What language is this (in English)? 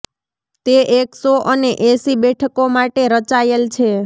Gujarati